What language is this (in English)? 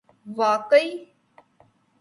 Urdu